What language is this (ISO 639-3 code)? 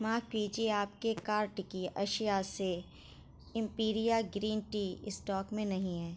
urd